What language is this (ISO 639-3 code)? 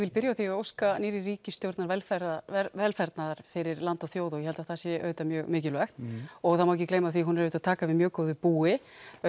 isl